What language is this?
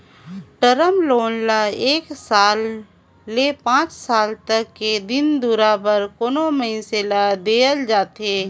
Chhattisgarhi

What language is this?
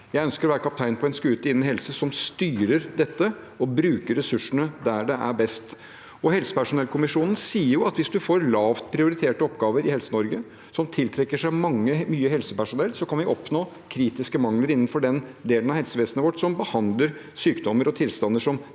Norwegian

